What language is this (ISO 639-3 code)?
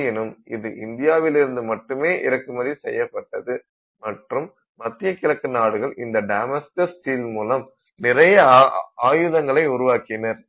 tam